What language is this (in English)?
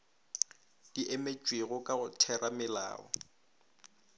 Northern Sotho